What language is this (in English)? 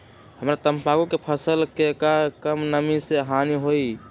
Magahi